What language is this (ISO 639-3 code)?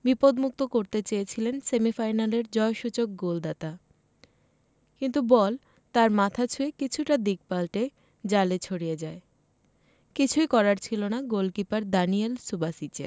ben